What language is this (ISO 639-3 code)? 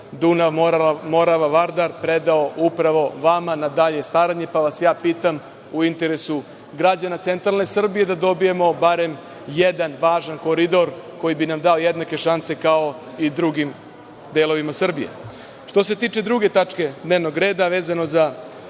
srp